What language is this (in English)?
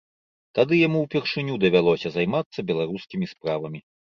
Belarusian